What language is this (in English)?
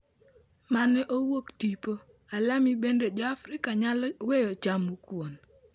Luo (Kenya and Tanzania)